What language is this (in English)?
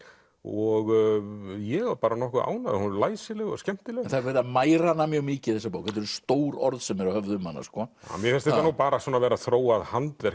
Icelandic